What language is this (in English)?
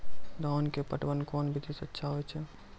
Maithili